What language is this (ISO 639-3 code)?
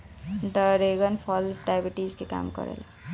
bho